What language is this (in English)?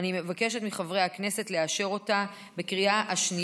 Hebrew